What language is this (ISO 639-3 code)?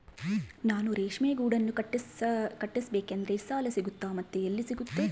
kan